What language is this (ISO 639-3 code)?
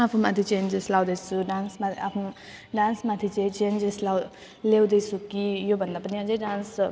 nep